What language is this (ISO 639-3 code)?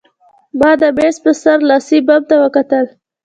pus